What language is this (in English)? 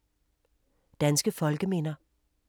Danish